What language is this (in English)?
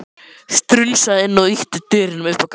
Icelandic